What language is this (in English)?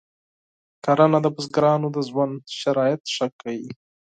Pashto